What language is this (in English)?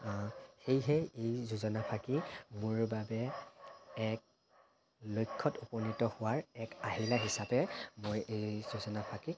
Assamese